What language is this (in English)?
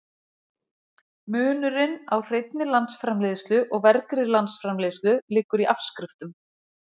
Icelandic